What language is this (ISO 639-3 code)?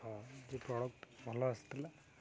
ori